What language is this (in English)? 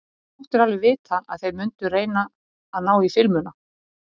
Icelandic